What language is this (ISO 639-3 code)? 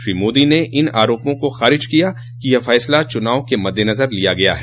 hin